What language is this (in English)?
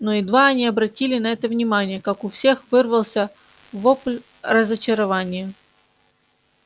Russian